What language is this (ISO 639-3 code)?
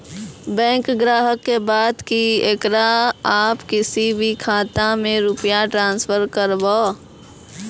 mai